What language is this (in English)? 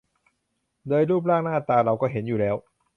Thai